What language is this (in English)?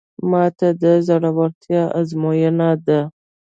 Pashto